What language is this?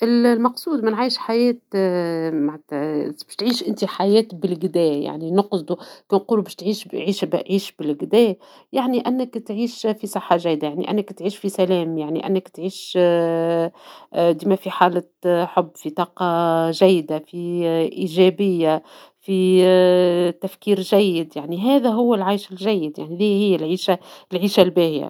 Tunisian Arabic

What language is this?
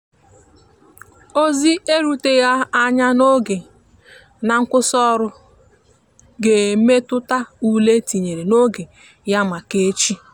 Igbo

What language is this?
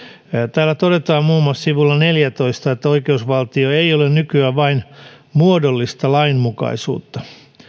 Finnish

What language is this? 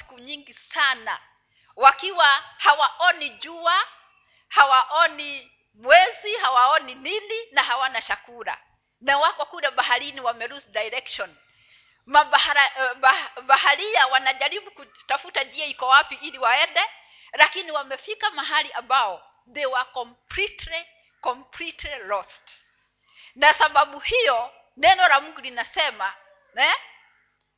Swahili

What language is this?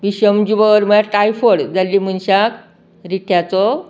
Konkani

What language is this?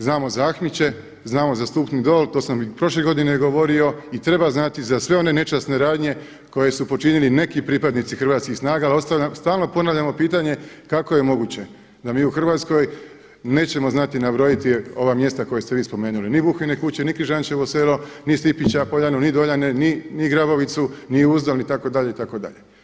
Croatian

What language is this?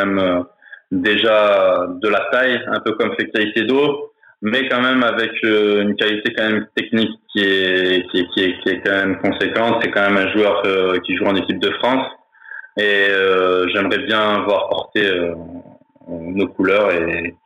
French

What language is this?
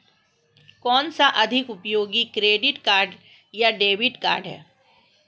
Hindi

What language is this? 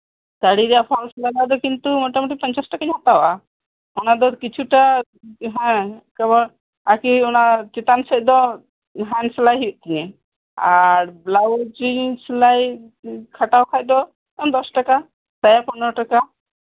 Santali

